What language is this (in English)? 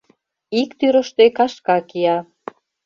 Mari